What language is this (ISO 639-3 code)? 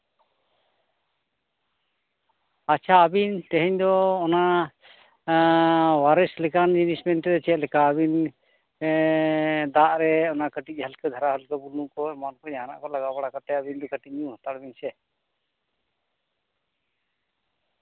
sat